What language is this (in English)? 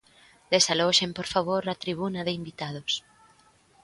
Galician